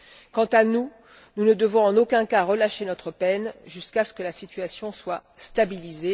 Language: French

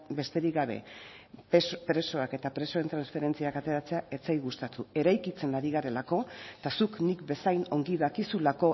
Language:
Basque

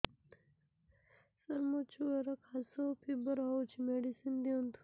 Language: Odia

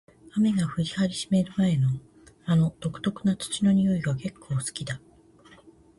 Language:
Japanese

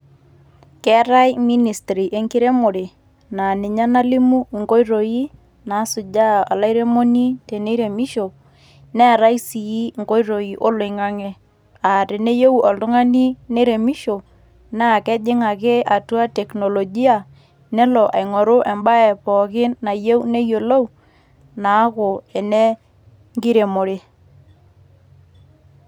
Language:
Masai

